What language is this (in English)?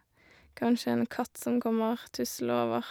Norwegian